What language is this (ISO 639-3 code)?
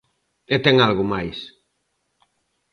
glg